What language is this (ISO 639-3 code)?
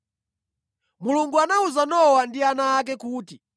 nya